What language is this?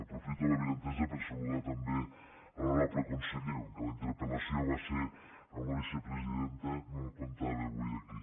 Catalan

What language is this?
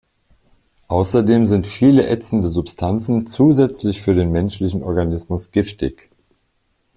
German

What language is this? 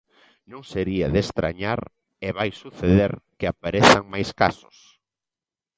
Galician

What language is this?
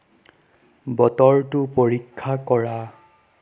Assamese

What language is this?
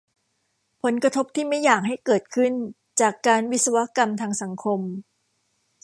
Thai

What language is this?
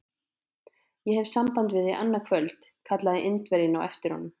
Icelandic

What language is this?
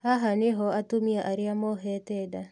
Kikuyu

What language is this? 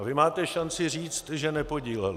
Czech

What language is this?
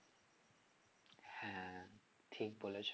Bangla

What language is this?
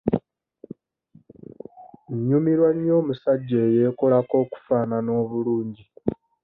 Ganda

